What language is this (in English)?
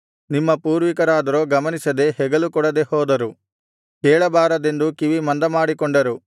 Kannada